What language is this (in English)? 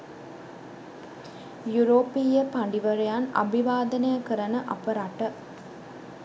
Sinhala